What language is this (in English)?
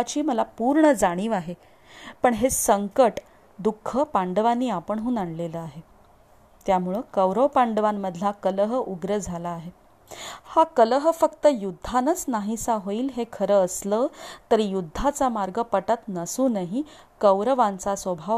Marathi